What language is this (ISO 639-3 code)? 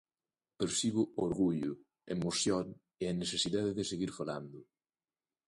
glg